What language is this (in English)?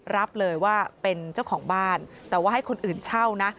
Thai